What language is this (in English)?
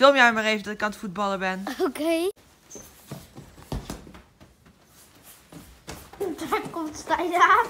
Dutch